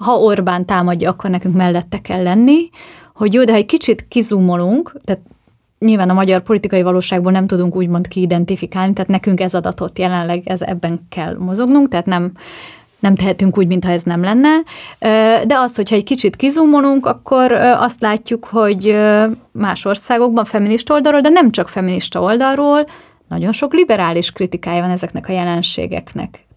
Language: Hungarian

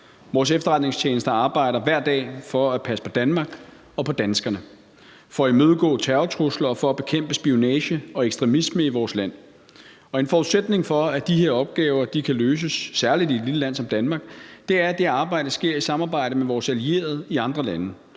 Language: Danish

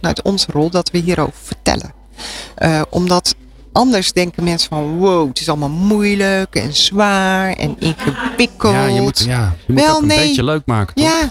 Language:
Dutch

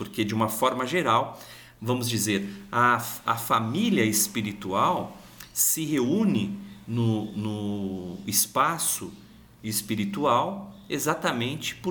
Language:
Portuguese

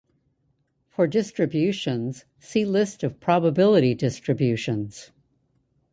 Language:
English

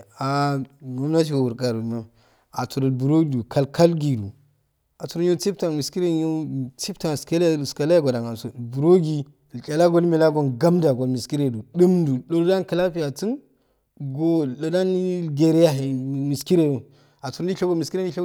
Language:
Afade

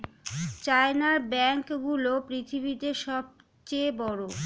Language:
Bangla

